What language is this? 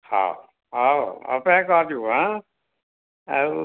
Odia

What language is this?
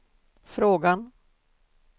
Swedish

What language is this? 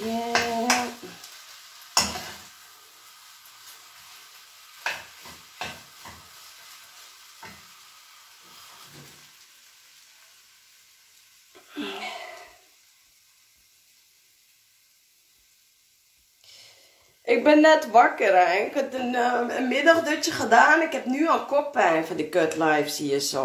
Dutch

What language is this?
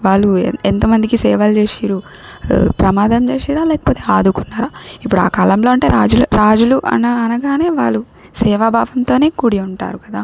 Telugu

